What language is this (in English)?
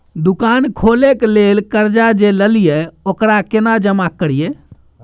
Maithili